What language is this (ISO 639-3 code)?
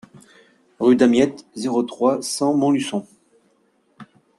fra